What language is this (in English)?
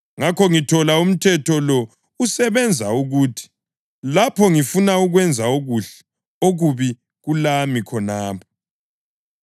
North Ndebele